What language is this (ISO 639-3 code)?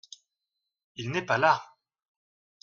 fra